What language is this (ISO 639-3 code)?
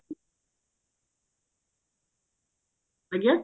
ori